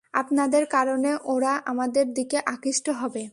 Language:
Bangla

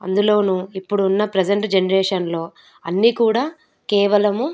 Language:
Telugu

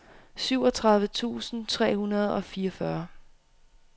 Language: Danish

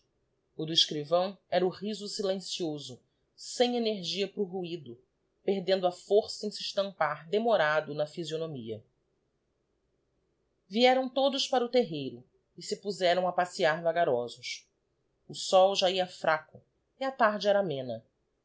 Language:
Portuguese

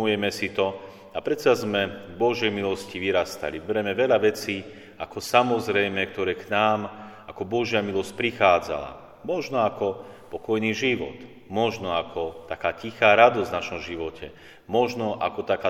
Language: Slovak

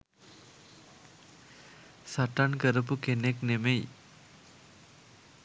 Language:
Sinhala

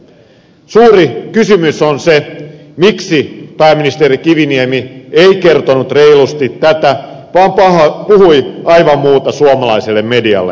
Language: Finnish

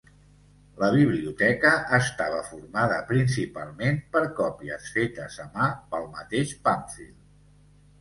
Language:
Catalan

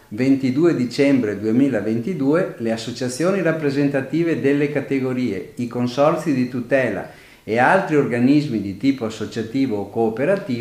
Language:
Italian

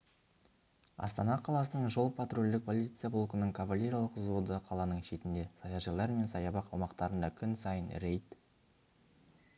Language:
Kazakh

